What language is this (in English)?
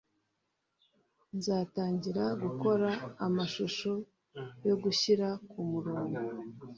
Kinyarwanda